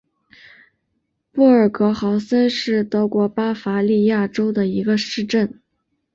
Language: Chinese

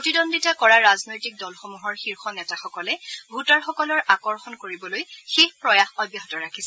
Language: Assamese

